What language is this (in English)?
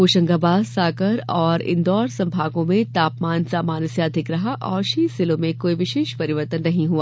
Hindi